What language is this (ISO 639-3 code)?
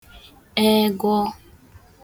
ibo